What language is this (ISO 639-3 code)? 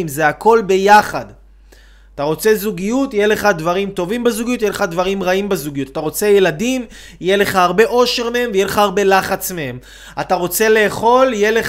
heb